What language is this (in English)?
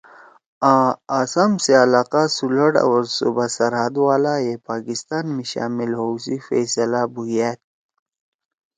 Torwali